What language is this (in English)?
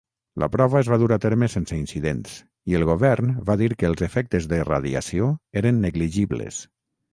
Catalan